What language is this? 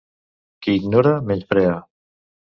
Catalan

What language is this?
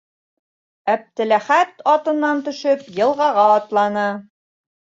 Bashkir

